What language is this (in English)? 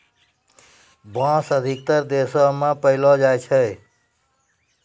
Maithili